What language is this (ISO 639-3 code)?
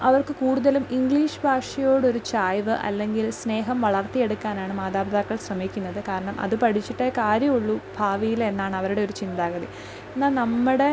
mal